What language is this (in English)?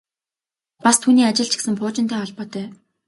Mongolian